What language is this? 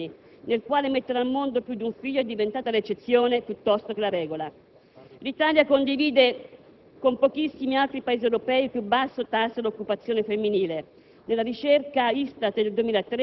Italian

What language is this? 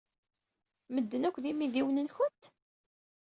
Kabyle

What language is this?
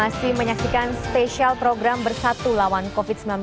Indonesian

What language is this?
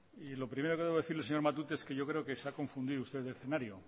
Spanish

